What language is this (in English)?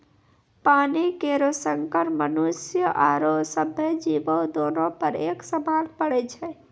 Maithili